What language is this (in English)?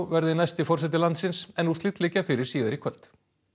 Icelandic